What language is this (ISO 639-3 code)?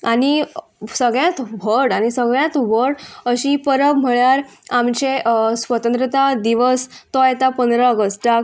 kok